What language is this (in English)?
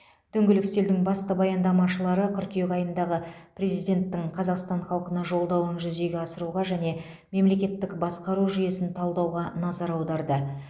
Kazakh